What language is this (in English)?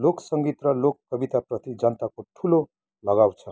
Nepali